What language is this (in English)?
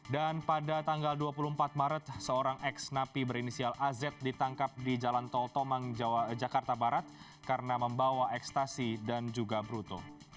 Indonesian